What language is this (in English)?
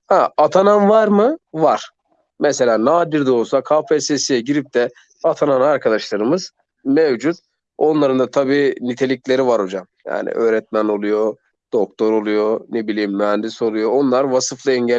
Turkish